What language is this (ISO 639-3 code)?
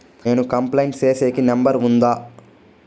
tel